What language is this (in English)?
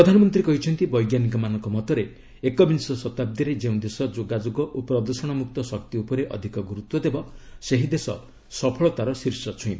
Odia